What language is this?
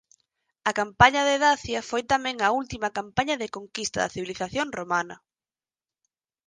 Galician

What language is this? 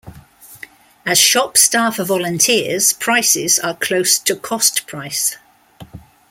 English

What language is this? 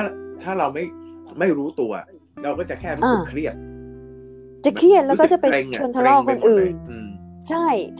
Thai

